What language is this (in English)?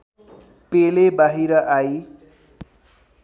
Nepali